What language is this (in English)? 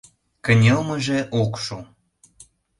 Mari